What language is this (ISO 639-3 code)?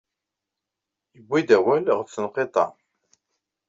kab